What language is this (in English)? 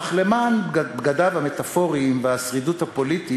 Hebrew